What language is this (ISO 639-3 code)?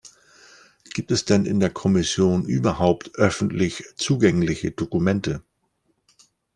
deu